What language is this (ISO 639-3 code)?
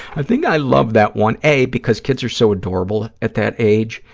eng